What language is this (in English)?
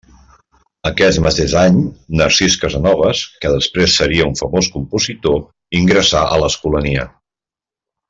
Catalan